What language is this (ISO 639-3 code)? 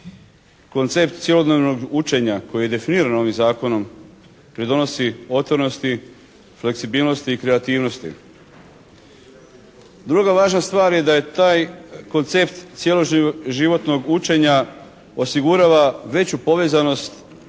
hrv